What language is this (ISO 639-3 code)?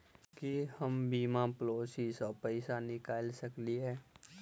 mai